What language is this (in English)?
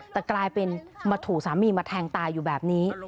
Thai